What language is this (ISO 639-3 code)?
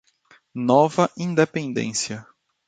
por